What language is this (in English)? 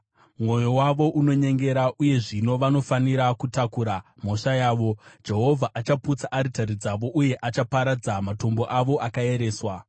Shona